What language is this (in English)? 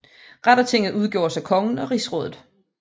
Danish